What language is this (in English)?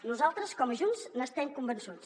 Catalan